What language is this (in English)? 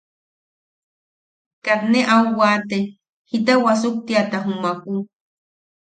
Yaqui